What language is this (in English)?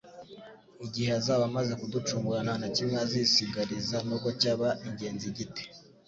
Kinyarwanda